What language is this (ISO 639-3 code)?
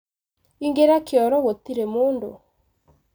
kik